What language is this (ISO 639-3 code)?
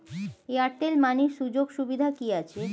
ben